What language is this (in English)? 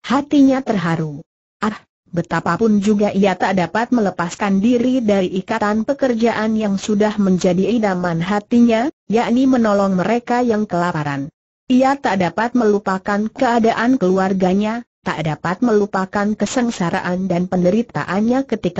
Indonesian